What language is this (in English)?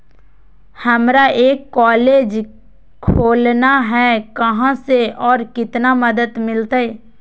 Magahi